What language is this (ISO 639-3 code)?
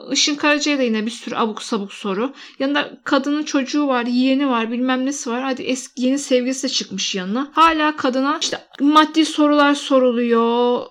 tur